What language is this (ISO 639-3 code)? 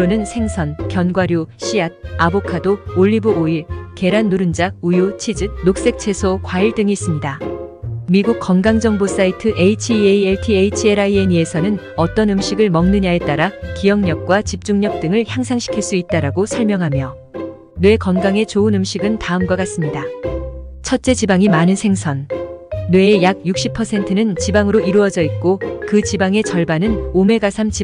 kor